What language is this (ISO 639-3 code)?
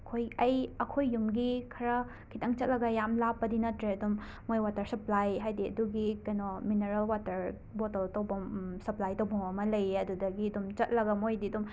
mni